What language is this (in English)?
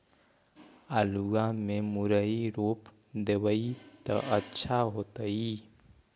Magahi